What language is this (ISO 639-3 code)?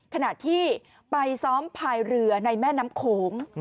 tha